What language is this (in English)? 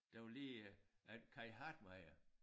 Danish